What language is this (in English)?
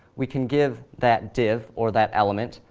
English